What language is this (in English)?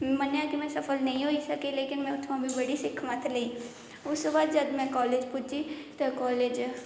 Dogri